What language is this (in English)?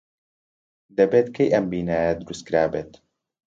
Central Kurdish